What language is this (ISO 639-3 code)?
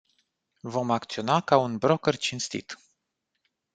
ron